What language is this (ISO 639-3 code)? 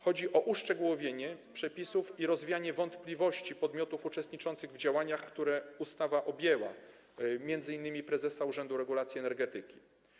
pol